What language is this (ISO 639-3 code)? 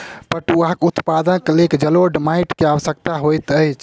mai